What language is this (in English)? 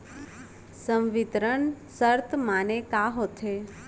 Chhattisgarhi